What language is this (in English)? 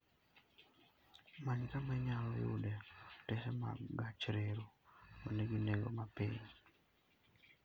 Luo (Kenya and Tanzania)